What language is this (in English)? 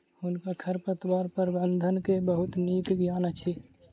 Maithili